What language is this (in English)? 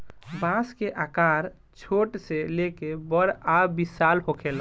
Bhojpuri